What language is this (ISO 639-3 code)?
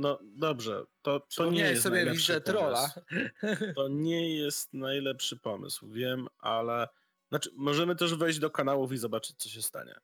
pol